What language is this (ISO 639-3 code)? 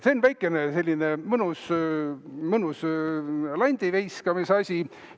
est